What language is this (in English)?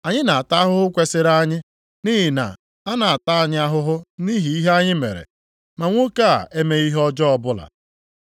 Igbo